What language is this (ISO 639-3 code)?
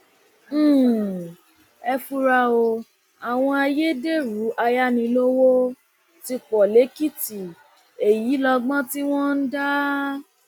yor